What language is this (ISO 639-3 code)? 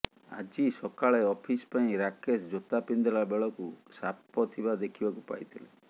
ori